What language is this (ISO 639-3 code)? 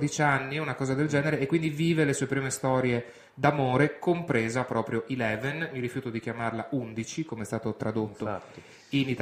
ita